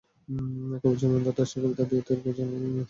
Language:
Bangla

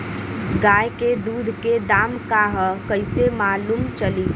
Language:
Bhojpuri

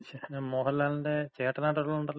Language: Malayalam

